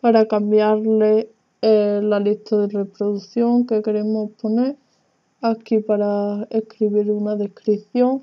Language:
Spanish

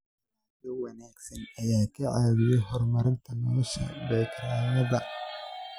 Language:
Somali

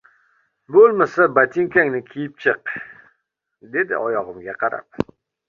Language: Uzbek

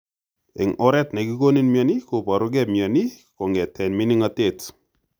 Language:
Kalenjin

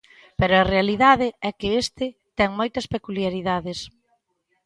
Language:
Galician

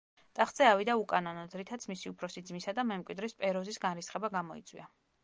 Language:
Georgian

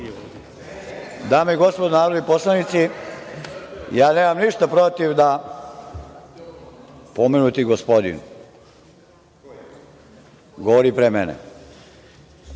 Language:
Serbian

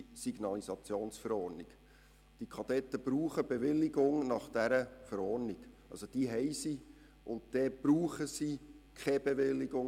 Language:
Swiss German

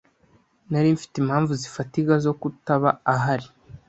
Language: Kinyarwanda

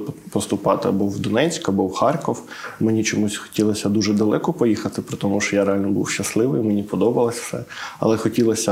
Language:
Ukrainian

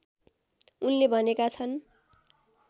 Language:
Nepali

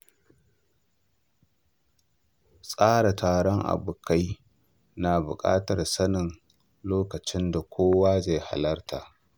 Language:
Hausa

